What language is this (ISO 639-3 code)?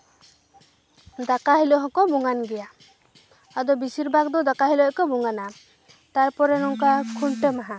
sat